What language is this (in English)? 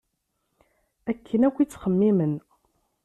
Kabyle